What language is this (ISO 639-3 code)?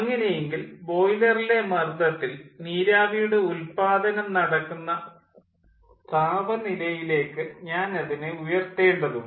mal